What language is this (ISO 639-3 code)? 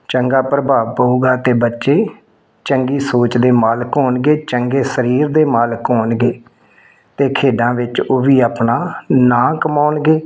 pan